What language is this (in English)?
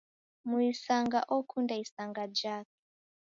Taita